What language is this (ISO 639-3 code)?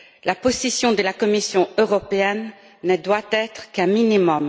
fra